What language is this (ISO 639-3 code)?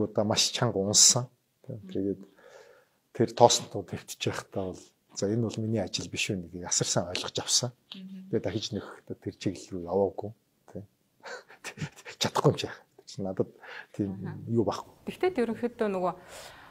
kor